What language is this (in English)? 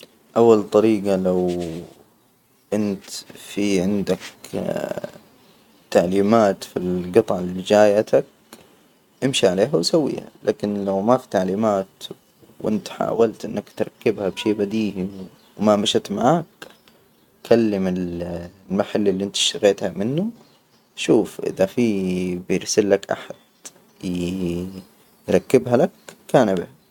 Hijazi Arabic